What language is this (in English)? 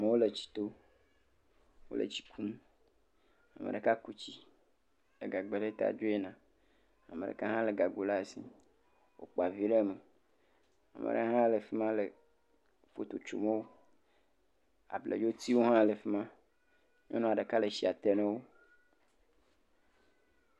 Ewe